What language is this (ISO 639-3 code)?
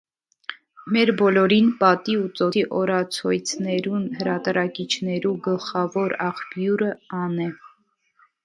hye